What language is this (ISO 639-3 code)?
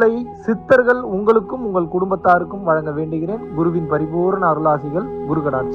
ara